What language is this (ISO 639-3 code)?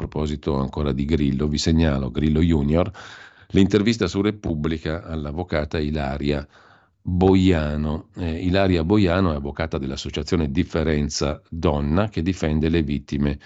ita